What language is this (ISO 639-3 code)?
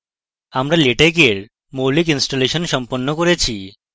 ben